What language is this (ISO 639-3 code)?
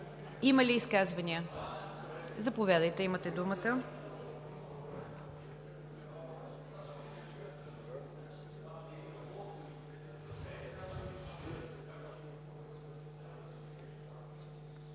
bul